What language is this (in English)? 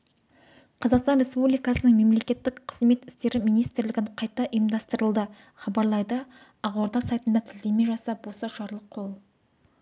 Kazakh